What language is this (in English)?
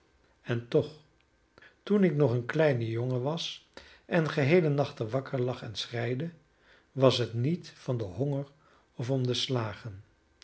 Dutch